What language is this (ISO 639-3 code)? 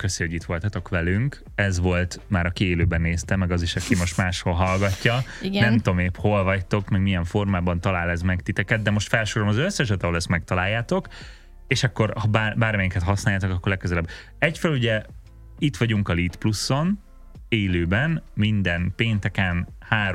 hun